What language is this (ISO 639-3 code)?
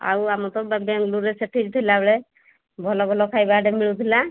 ori